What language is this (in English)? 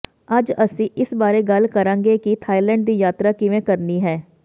Punjabi